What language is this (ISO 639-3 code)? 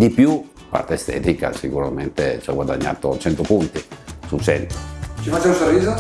ita